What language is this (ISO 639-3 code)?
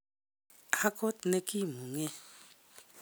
kln